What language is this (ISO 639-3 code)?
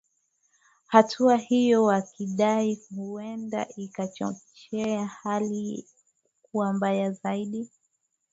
swa